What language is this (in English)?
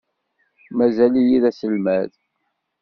Kabyle